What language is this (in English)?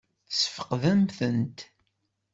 Kabyle